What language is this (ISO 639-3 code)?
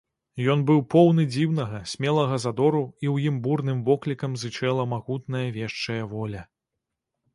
bel